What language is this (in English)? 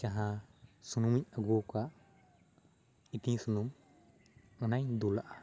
Santali